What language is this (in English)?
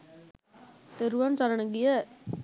Sinhala